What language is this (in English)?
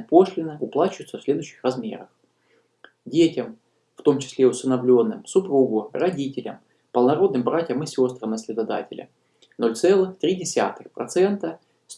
Russian